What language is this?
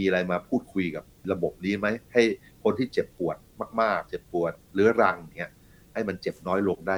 Thai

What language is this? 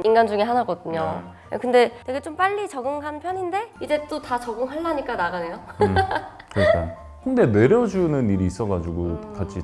Korean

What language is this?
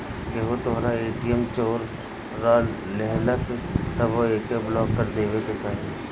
Bhojpuri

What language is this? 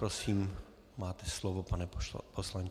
Czech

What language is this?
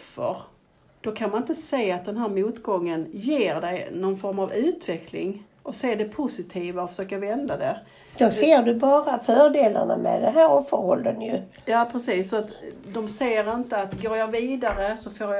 Swedish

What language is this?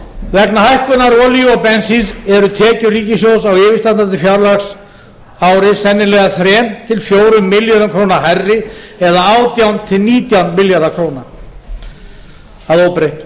Icelandic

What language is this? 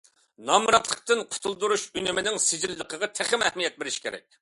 Uyghur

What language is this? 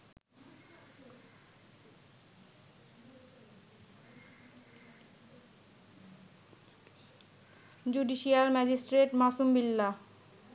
Bangla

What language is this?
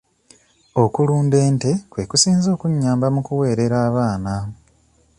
Ganda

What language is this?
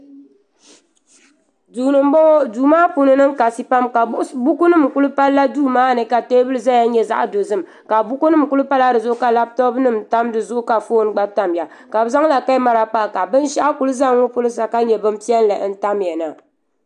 Dagbani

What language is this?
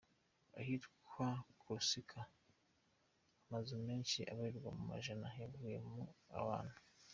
Kinyarwanda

